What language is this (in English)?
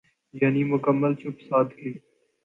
Urdu